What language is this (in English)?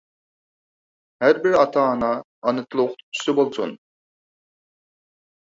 Uyghur